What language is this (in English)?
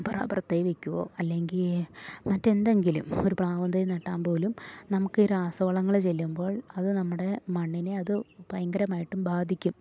Malayalam